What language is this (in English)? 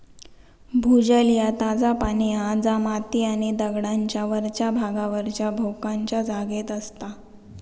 Marathi